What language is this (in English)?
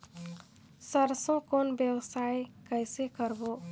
Chhattisgarhi